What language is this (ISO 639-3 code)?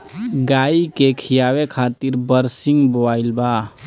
bho